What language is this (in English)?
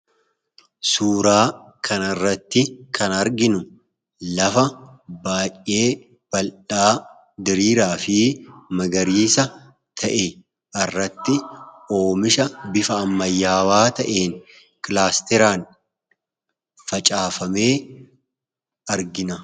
Oromo